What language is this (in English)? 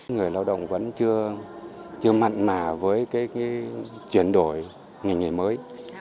Vietnamese